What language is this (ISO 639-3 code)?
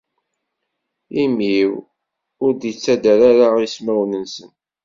kab